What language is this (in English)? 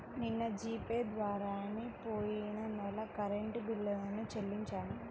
Telugu